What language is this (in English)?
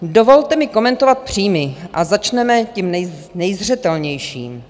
Czech